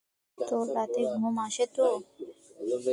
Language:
Bangla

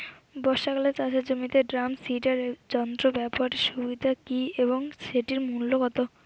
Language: Bangla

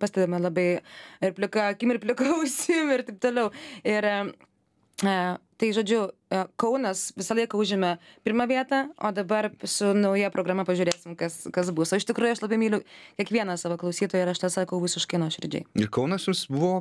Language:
Lithuanian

